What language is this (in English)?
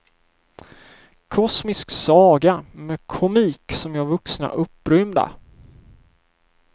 Swedish